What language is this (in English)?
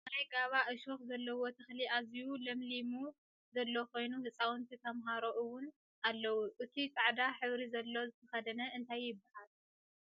Tigrinya